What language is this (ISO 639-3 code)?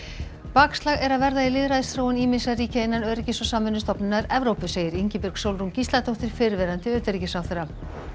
isl